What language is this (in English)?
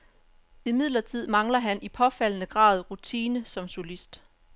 Danish